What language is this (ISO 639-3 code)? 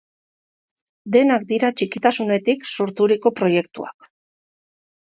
eus